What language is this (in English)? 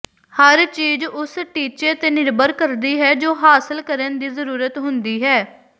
Punjabi